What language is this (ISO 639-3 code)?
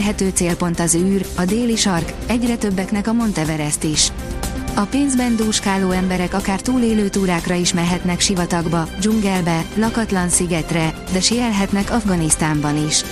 hun